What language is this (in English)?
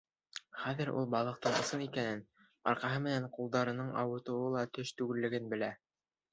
Bashkir